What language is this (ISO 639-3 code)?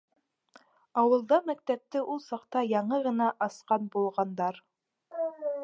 bak